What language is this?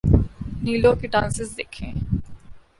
Urdu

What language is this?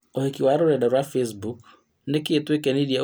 Kikuyu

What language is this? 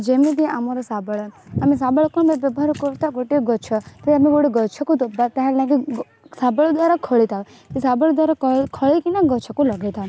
Odia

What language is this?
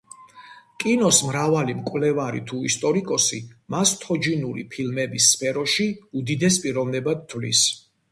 Georgian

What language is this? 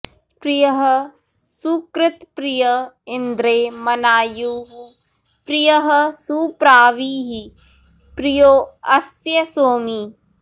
Sanskrit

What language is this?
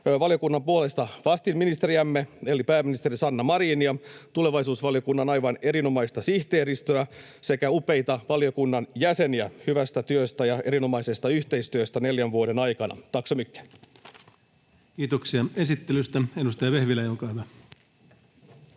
Finnish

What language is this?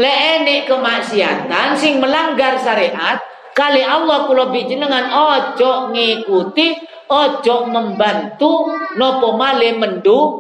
Indonesian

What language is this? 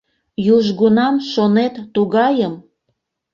Mari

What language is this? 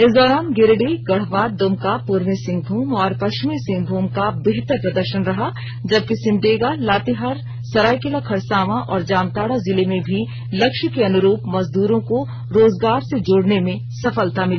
Hindi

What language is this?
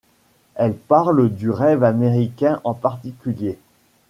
French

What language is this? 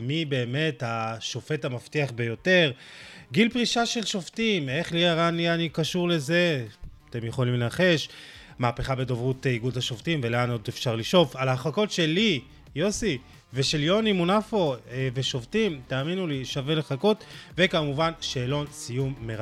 Hebrew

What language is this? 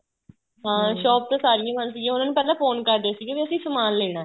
Punjabi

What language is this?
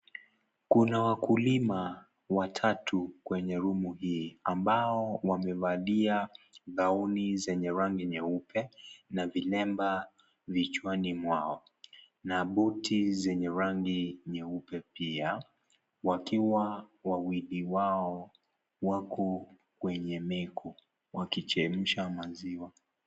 Swahili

